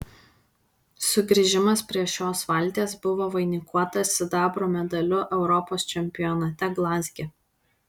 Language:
Lithuanian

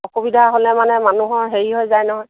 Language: Assamese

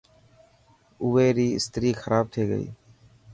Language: Dhatki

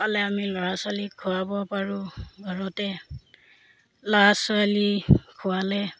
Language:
Assamese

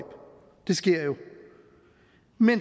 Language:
Danish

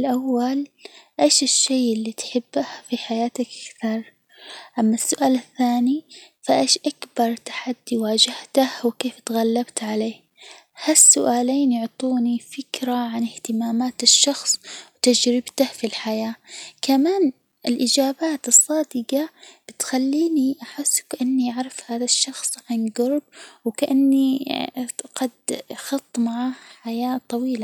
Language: Hijazi Arabic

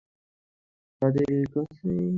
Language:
Bangla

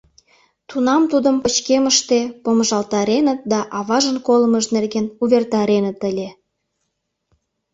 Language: Mari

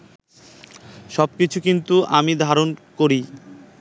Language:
Bangla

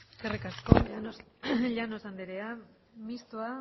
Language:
Basque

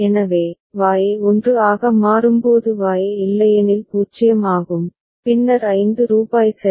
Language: Tamil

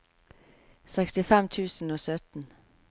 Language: Norwegian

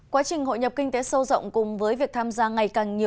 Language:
Vietnamese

